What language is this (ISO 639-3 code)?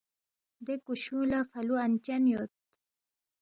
bft